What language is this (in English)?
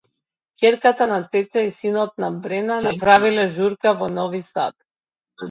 Macedonian